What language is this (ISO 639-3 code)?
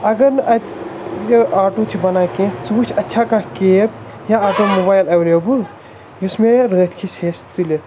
kas